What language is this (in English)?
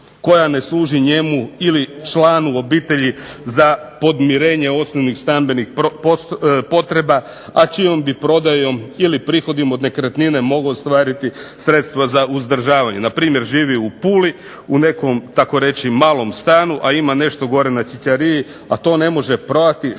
Croatian